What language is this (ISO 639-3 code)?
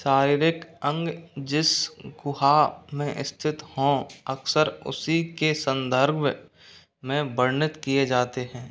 hin